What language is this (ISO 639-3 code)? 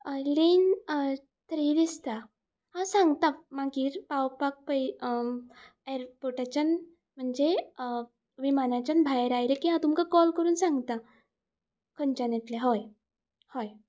kok